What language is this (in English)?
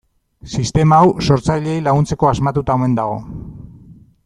Basque